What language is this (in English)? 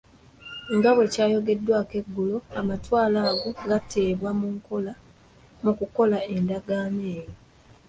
Ganda